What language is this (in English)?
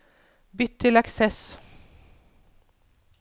Norwegian